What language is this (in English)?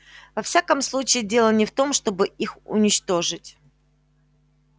Russian